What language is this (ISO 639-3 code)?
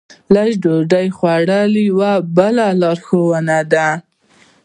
pus